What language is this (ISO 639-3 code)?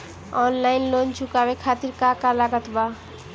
bho